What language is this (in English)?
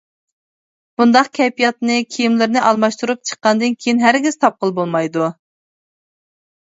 Uyghur